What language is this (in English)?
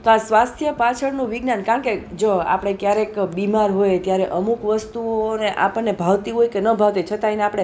Gujarati